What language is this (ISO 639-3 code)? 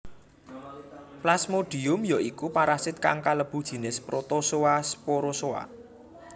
jav